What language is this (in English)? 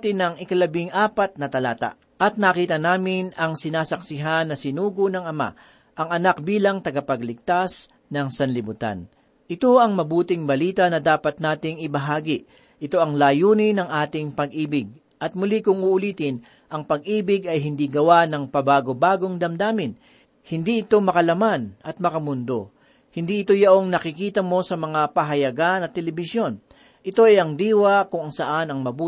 Filipino